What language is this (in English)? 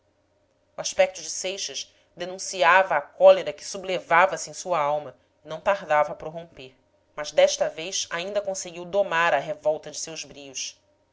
Portuguese